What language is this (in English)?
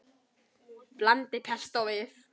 Icelandic